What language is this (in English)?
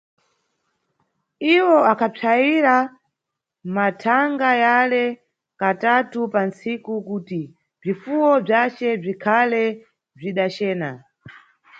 Nyungwe